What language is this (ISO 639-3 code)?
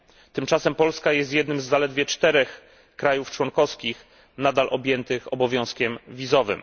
pol